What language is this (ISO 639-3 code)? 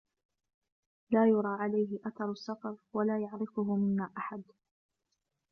ara